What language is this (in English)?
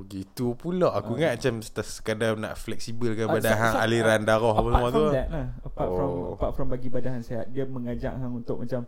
Malay